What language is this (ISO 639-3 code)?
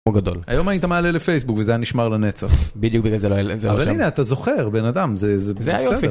heb